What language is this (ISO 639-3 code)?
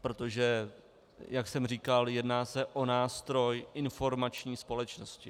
ces